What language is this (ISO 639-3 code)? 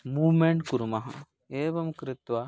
san